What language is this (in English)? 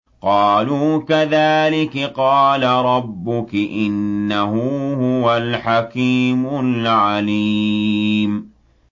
Arabic